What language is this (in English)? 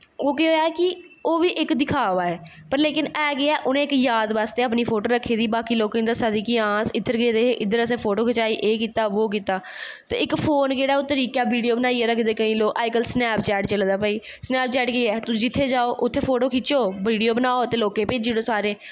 Dogri